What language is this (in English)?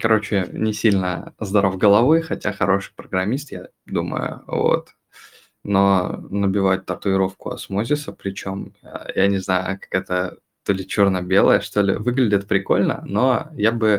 Russian